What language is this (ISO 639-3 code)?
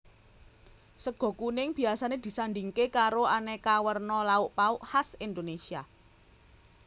jav